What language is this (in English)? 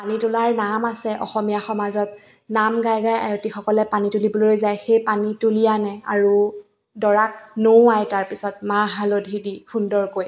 Assamese